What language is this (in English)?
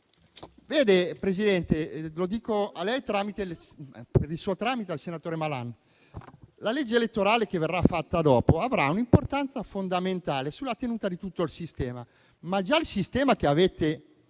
Italian